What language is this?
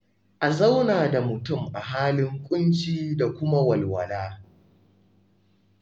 Hausa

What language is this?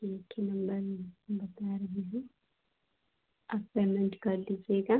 Hindi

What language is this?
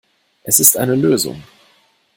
German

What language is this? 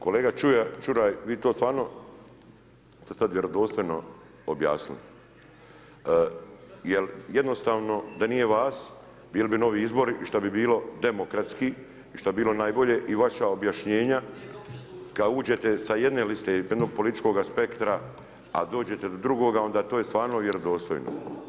Croatian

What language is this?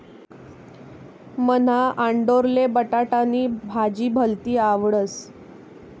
Marathi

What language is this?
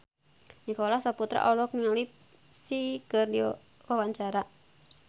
Sundanese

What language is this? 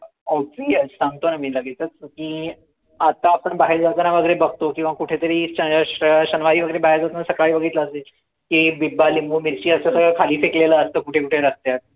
Marathi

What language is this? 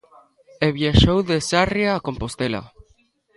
Galician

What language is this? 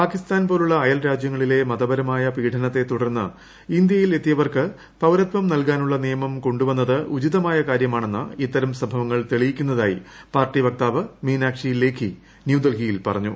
Malayalam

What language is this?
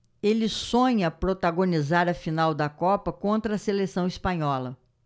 Portuguese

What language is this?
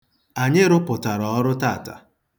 Igbo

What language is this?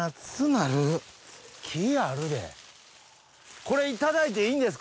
Japanese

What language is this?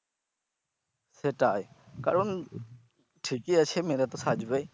Bangla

